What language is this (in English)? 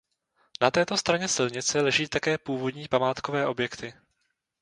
Czech